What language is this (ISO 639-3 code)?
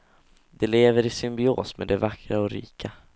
swe